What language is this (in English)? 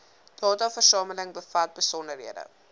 Afrikaans